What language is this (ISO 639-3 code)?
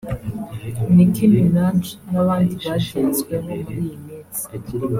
kin